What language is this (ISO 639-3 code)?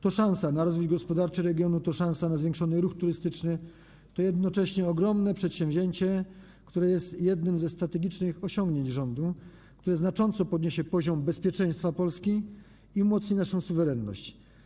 pol